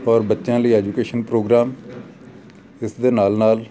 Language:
Punjabi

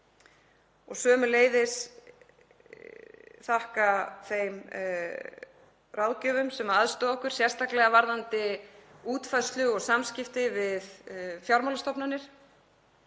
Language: Icelandic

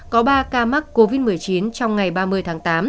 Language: Vietnamese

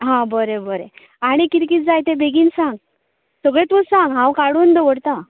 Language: Konkani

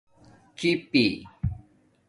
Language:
Domaaki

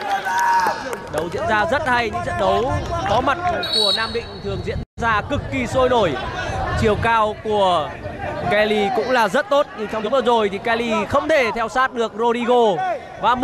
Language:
Vietnamese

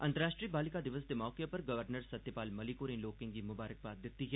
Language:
Dogri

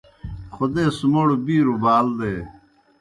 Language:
Kohistani Shina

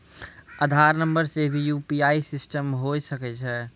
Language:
Maithili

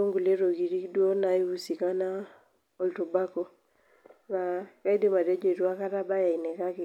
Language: Masai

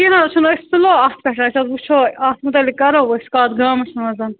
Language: Kashmiri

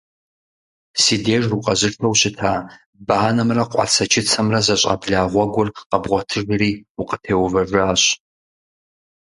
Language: Kabardian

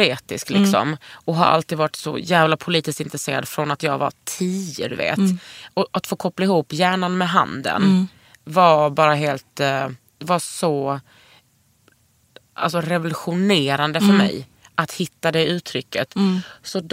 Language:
Swedish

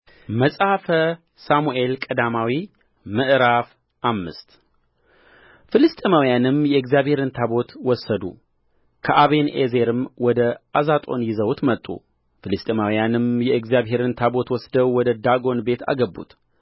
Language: Amharic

